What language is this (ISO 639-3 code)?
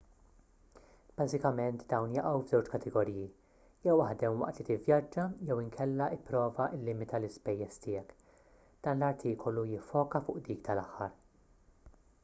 mlt